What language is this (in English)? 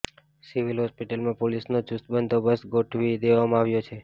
Gujarati